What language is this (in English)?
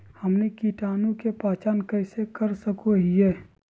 Magahi